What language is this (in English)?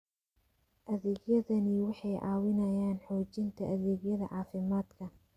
Somali